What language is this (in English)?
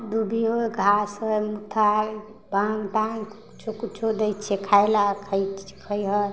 Maithili